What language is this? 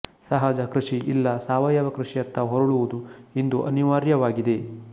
Kannada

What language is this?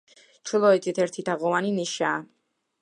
Georgian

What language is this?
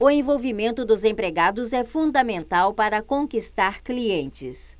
Portuguese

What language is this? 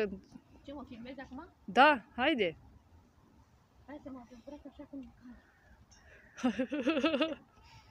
Romanian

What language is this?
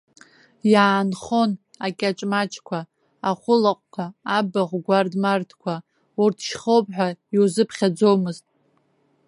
Abkhazian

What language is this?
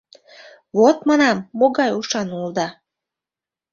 Mari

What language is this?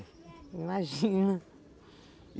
Portuguese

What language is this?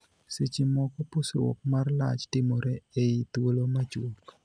Luo (Kenya and Tanzania)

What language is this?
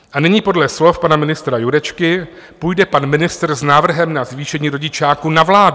Czech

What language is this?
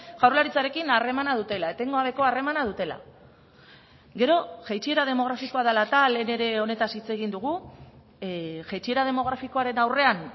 Basque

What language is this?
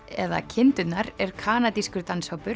Icelandic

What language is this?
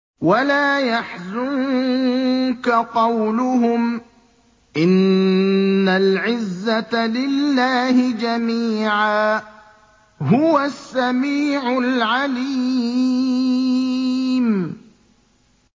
Arabic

